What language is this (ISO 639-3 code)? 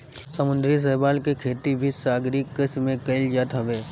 bho